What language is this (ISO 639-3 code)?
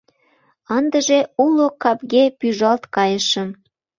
chm